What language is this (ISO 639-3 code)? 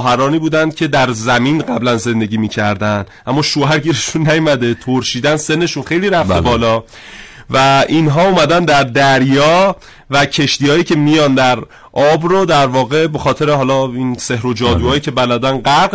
fas